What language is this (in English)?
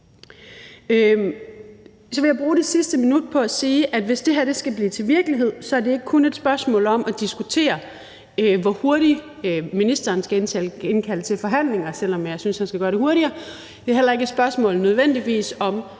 Danish